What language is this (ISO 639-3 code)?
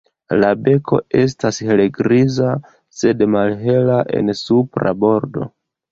epo